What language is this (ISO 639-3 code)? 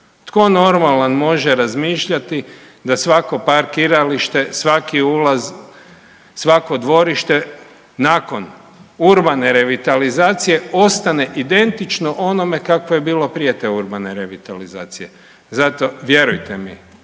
hrv